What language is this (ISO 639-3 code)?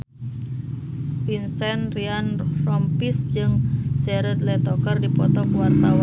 sun